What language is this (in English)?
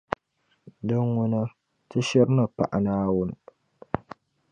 Dagbani